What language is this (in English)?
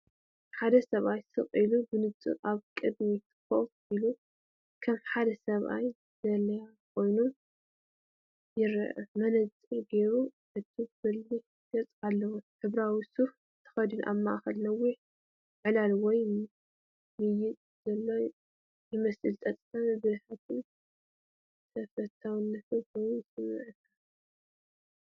Tigrinya